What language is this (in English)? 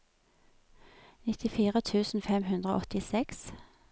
Norwegian